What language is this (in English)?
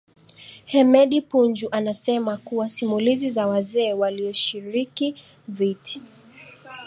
Swahili